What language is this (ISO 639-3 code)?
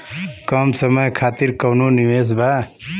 bho